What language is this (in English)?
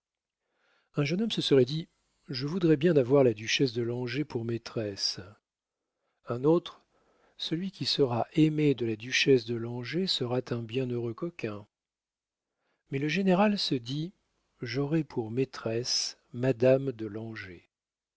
French